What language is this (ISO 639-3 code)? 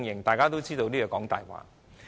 yue